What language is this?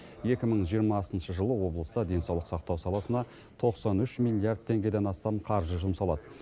Kazakh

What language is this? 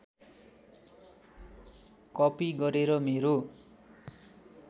Nepali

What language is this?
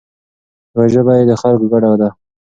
Pashto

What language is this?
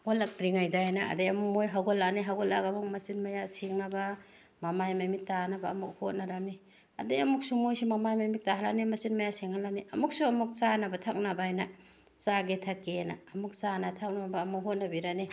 Manipuri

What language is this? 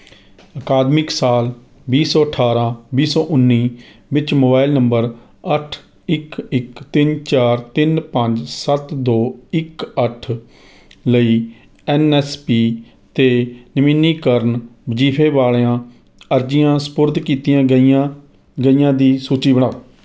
Punjabi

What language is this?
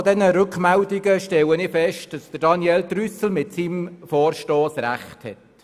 Swiss German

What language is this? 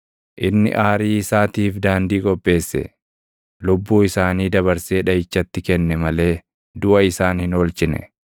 Oromo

